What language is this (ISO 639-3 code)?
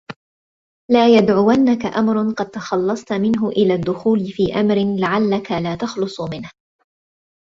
ara